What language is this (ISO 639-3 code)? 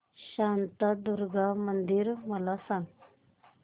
mar